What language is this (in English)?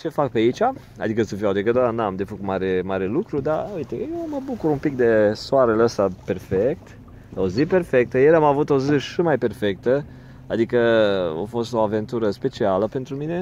Romanian